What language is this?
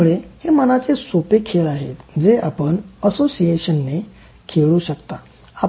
Marathi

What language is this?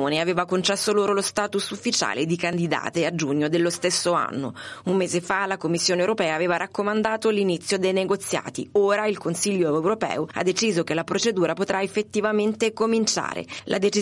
Italian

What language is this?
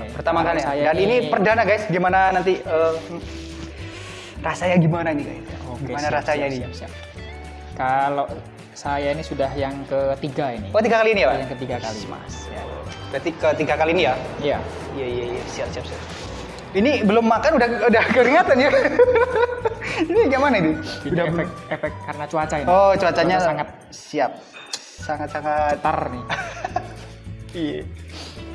Indonesian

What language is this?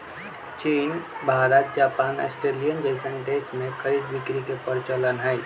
Magahi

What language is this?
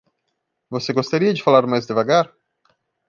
Portuguese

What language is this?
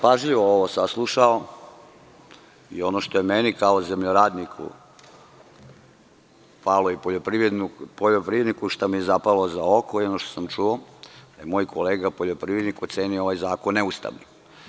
Serbian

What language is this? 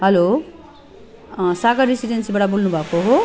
Nepali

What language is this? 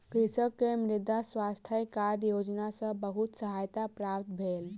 Maithili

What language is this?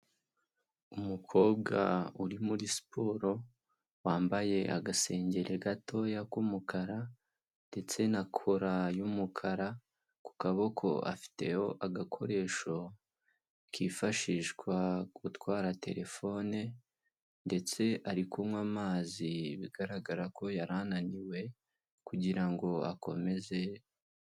Kinyarwanda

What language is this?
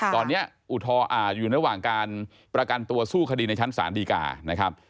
Thai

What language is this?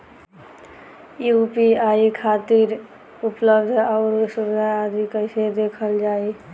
Bhojpuri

